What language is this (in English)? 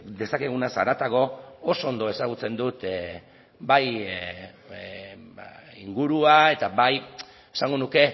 Basque